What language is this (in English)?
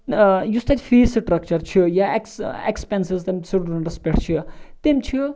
Kashmiri